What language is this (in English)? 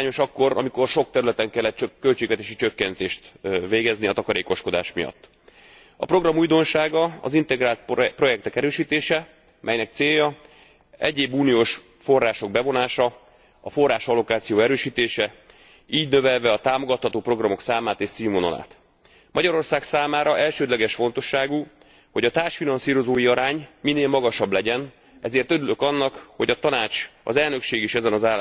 Hungarian